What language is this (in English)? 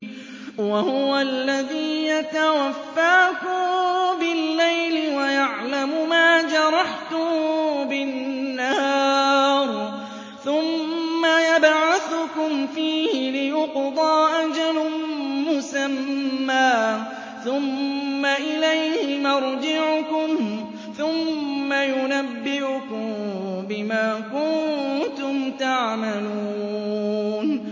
Arabic